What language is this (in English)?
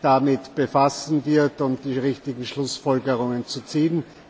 German